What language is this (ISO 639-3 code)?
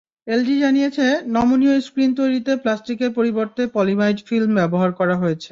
ben